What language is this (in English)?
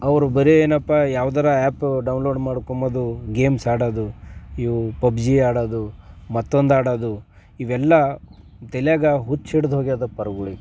Kannada